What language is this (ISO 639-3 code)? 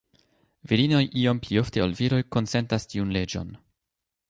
epo